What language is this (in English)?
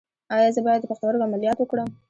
Pashto